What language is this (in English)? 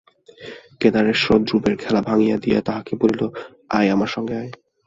Bangla